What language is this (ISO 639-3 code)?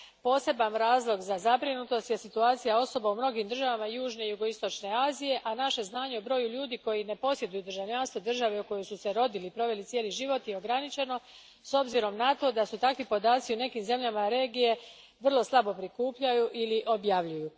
hrv